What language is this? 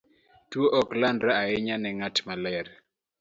Luo (Kenya and Tanzania)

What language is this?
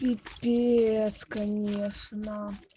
Russian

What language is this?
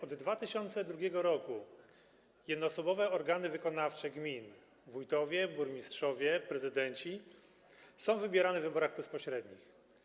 Polish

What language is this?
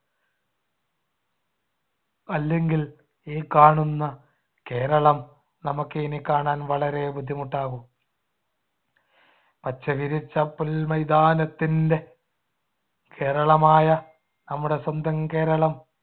Malayalam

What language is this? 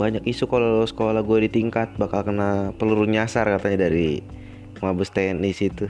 Indonesian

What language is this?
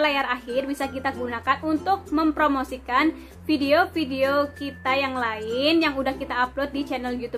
Indonesian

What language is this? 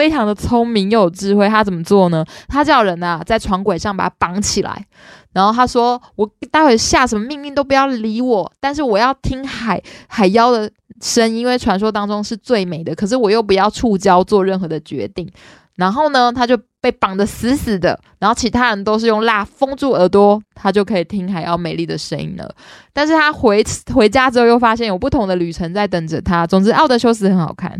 Chinese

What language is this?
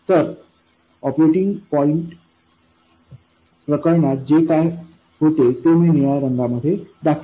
Marathi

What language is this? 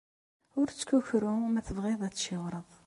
Kabyle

